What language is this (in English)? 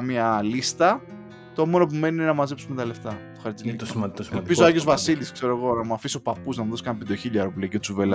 Greek